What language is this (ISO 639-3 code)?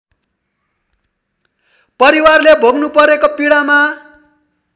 nep